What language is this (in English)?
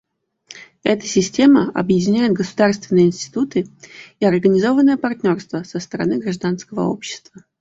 Russian